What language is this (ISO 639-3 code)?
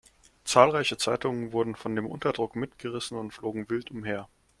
deu